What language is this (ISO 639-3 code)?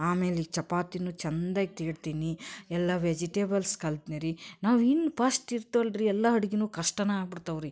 kan